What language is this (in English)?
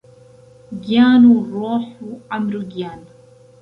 Central Kurdish